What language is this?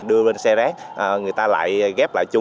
Vietnamese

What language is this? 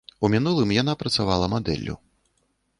Belarusian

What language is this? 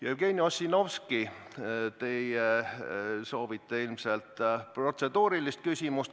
Estonian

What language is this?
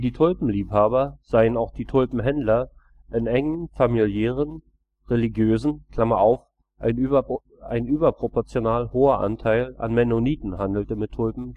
German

